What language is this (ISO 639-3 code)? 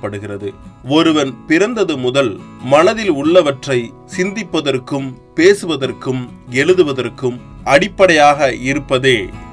tam